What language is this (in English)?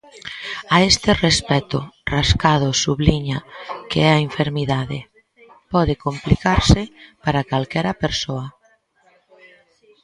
Galician